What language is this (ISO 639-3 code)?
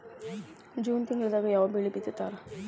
kan